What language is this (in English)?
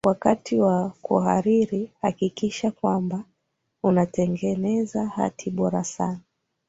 Swahili